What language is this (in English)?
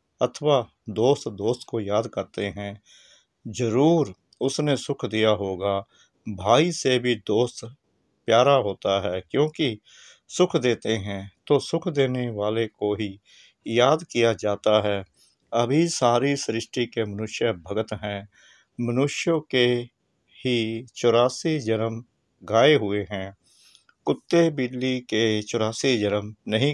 Hindi